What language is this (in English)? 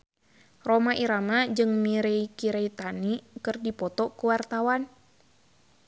Sundanese